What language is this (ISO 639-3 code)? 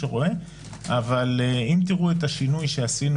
heb